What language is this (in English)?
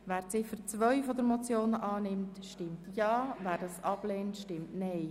Swiss German